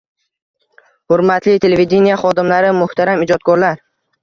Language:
Uzbek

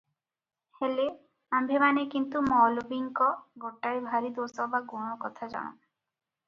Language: Odia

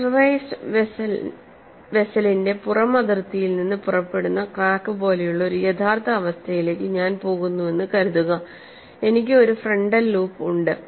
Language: Malayalam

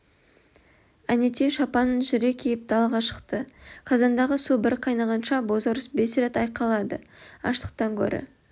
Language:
Kazakh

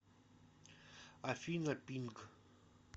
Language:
Russian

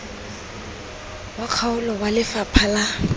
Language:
Tswana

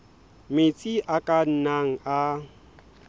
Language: Southern Sotho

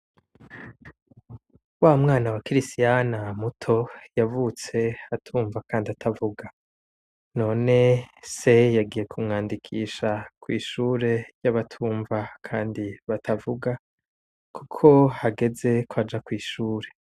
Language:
Rundi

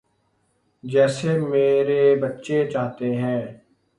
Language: Urdu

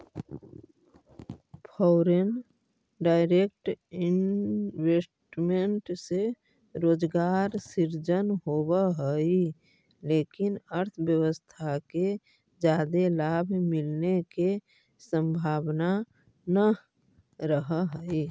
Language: Magahi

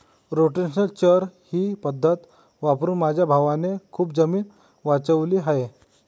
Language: Marathi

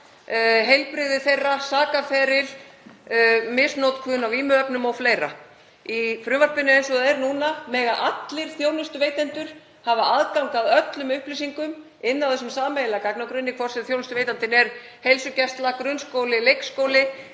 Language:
Icelandic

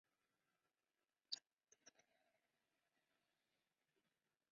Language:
English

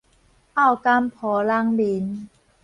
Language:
Min Nan Chinese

